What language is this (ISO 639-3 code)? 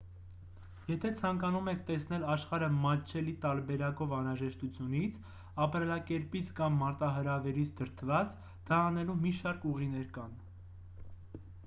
hye